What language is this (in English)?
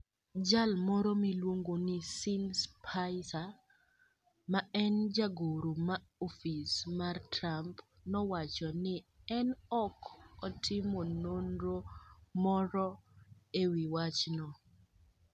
Luo (Kenya and Tanzania)